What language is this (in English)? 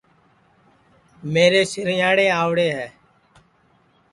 Sansi